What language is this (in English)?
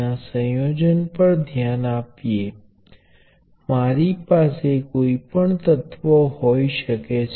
Gujarati